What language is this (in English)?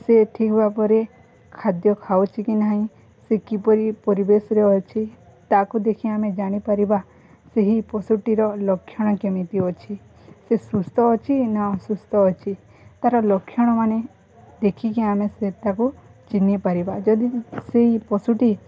Odia